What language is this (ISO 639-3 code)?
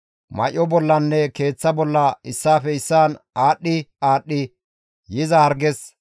gmv